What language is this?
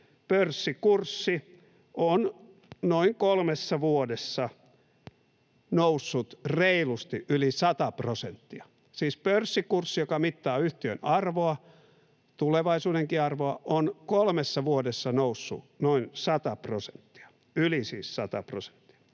Finnish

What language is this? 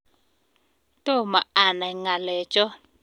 Kalenjin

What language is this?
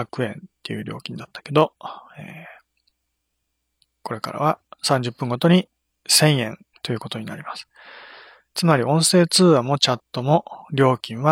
Japanese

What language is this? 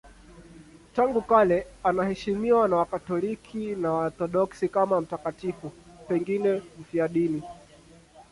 Swahili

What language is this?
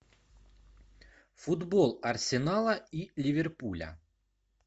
Russian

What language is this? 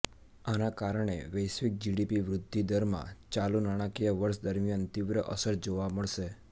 Gujarati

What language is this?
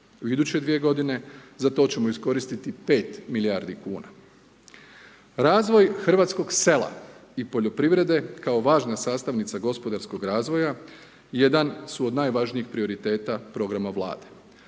Croatian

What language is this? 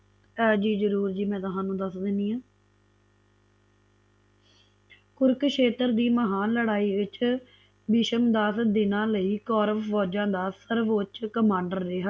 Punjabi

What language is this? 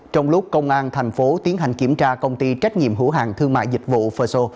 Vietnamese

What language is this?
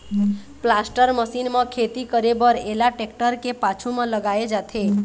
Chhattisgarhi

